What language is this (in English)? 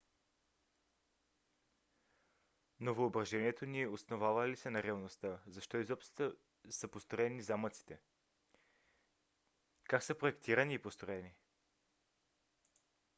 Bulgarian